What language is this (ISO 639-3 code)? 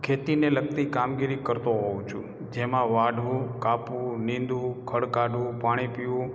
guj